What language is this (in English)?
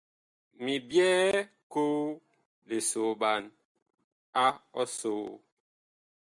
Bakoko